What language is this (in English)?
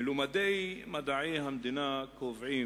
Hebrew